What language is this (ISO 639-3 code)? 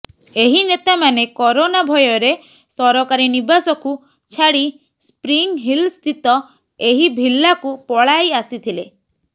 ori